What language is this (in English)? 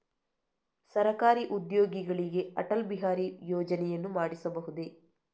Kannada